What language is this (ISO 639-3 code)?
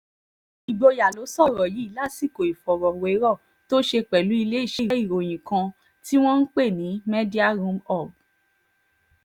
yor